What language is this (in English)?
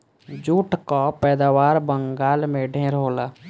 Bhojpuri